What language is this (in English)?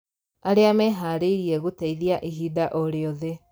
Kikuyu